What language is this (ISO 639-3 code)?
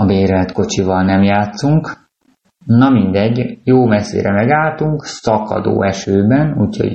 hun